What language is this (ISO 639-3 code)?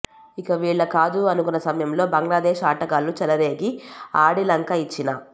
tel